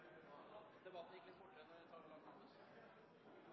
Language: Norwegian Nynorsk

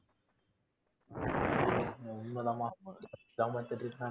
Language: Tamil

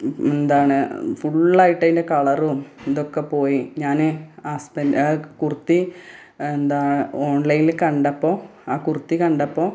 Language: Malayalam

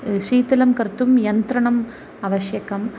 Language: Sanskrit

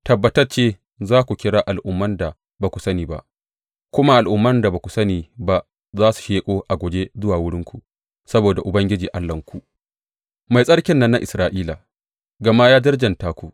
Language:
Hausa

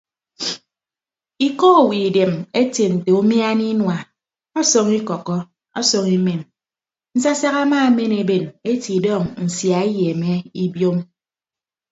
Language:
Ibibio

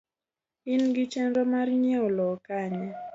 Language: Luo (Kenya and Tanzania)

